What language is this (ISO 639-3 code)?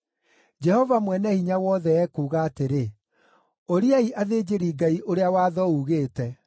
kik